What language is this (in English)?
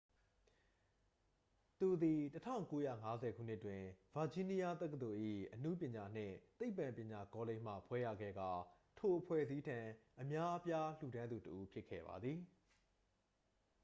Burmese